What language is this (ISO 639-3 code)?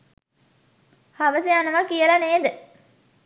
sin